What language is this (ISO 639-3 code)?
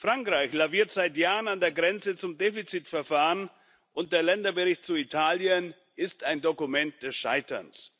deu